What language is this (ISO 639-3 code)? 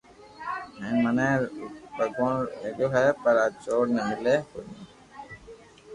lrk